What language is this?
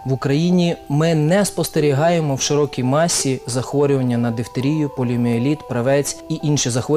Ukrainian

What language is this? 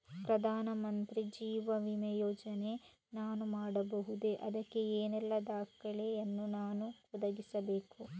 Kannada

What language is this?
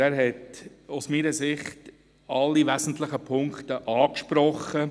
Swiss German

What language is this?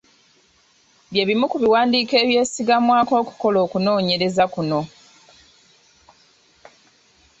Ganda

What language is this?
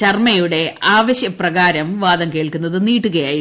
Malayalam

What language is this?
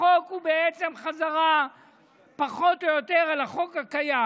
Hebrew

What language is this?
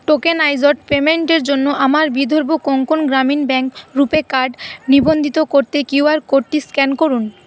Bangla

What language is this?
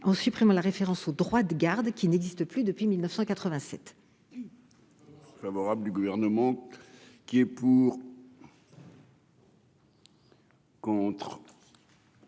French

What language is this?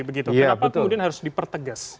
Indonesian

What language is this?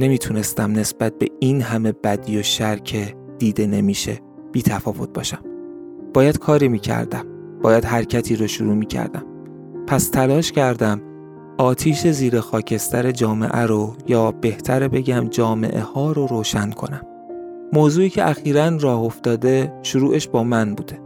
Persian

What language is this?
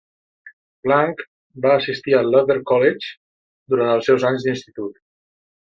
Catalan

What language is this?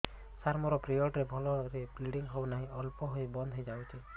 Odia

